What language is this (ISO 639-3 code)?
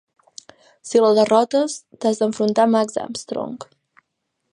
cat